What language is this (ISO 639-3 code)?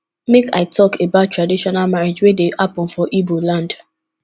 pcm